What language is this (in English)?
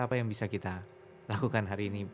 Indonesian